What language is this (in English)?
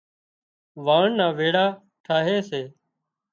Wadiyara Koli